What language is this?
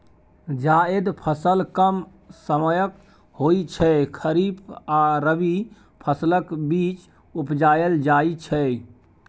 Maithili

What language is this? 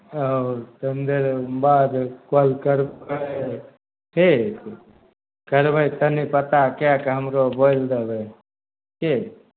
Maithili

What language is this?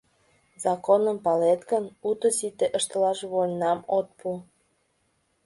Mari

